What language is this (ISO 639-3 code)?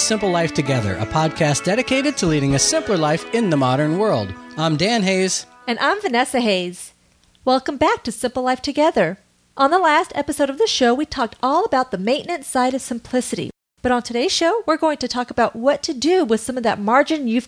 eng